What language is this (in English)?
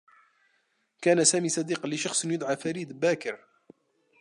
Arabic